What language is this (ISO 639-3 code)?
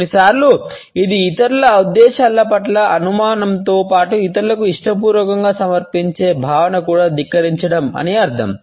tel